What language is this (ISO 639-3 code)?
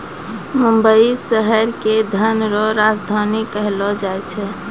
mai